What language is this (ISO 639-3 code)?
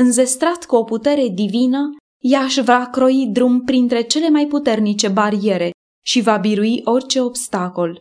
ron